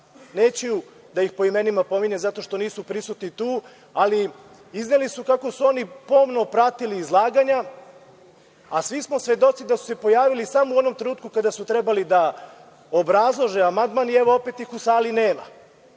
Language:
Serbian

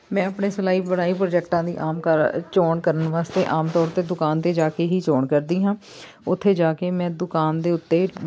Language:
Punjabi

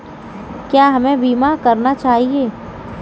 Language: Hindi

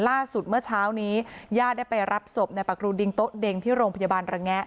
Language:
Thai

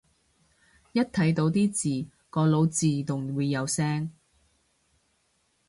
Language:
Cantonese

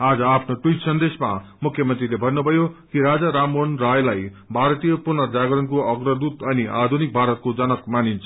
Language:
Nepali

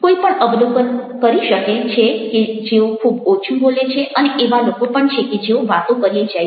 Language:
Gujarati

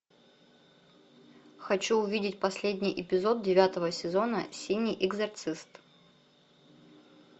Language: Russian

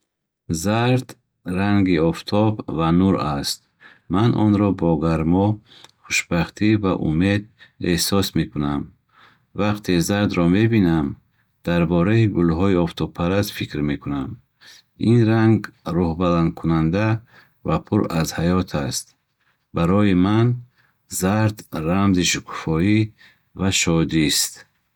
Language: Bukharic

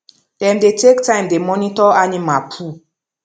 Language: Nigerian Pidgin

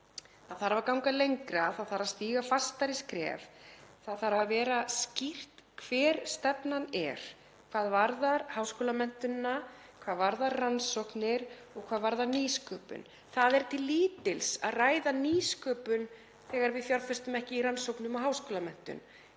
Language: Icelandic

